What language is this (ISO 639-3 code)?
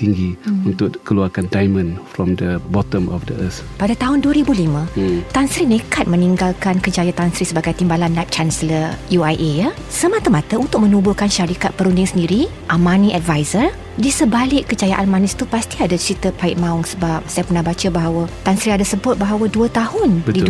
msa